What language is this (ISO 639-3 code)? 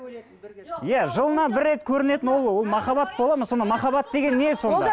kaz